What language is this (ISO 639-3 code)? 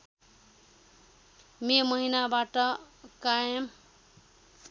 nep